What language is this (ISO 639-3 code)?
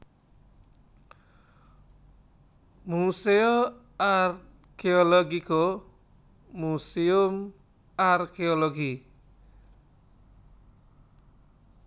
jav